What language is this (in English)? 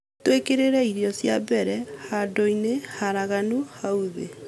Kikuyu